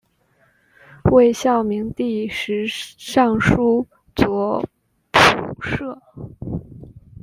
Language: Chinese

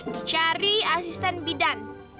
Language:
Indonesian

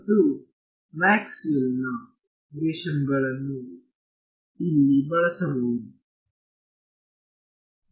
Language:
Kannada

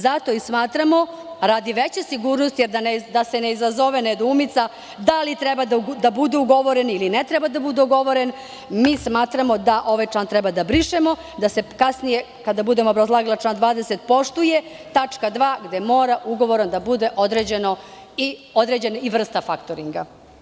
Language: Serbian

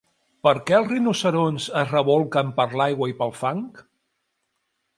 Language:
Catalan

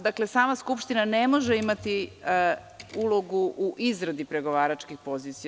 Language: Serbian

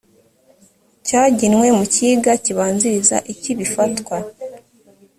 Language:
Kinyarwanda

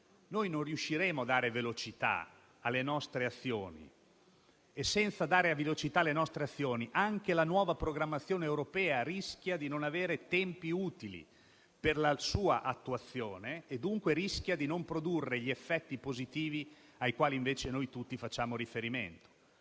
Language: Italian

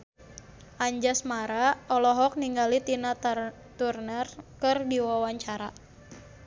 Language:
Sundanese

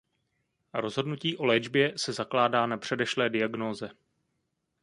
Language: Czech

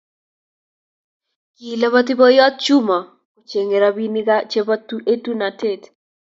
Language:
Kalenjin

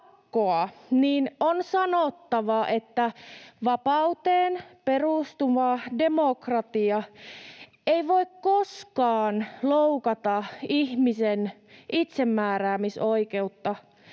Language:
Finnish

